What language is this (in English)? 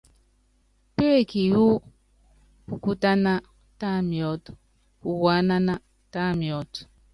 Yangben